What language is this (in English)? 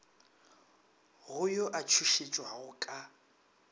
Northern Sotho